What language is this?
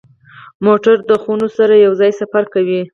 Pashto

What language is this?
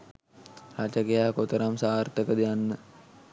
Sinhala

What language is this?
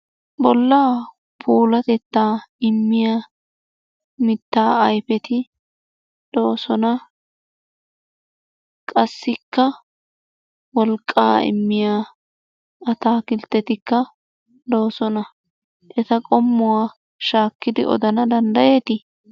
Wolaytta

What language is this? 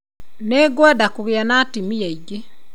Kikuyu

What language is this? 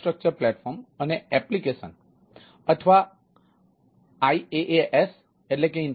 Gujarati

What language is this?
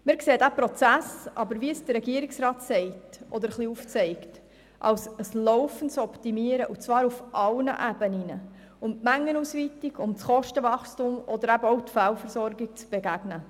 Swiss German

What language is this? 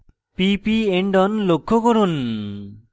Bangla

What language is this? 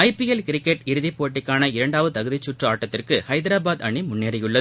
Tamil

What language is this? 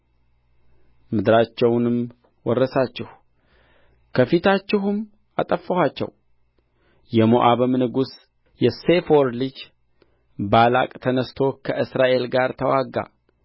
Amharic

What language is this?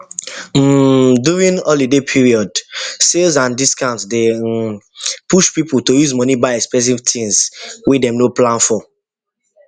Nigerian Pidgin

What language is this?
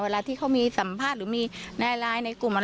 Thai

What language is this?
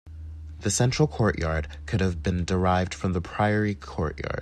English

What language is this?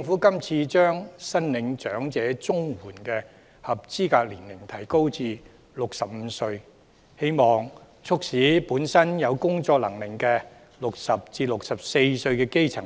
Cantonese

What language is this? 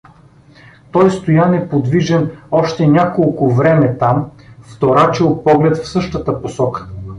Bulgarian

